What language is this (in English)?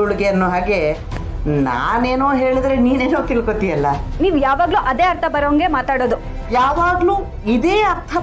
Kannada